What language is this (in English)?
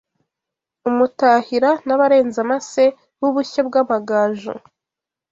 Kinyarwanda